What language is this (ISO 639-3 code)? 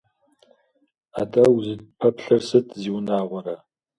kbd